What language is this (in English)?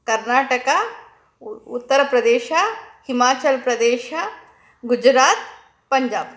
Kannada